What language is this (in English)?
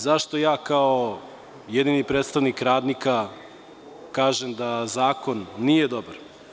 Serbian